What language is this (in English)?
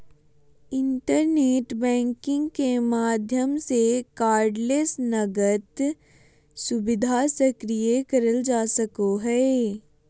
Magahi